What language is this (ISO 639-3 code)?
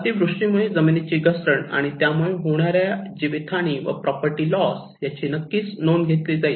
mar